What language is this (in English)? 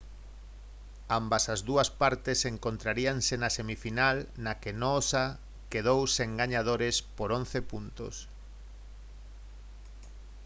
Galician